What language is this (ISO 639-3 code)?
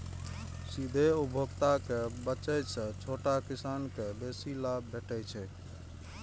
mai